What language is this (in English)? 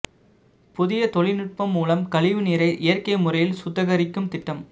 Tamil